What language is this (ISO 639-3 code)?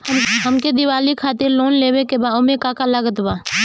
bho